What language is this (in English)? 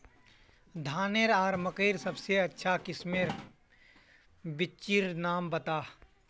Magahi